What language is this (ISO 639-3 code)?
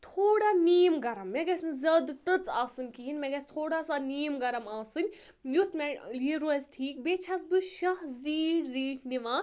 kas